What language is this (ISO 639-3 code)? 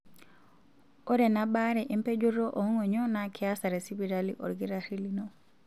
mas